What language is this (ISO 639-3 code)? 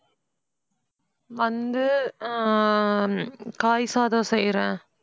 tam